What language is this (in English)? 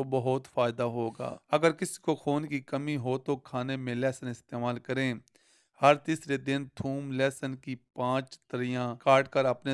Hindi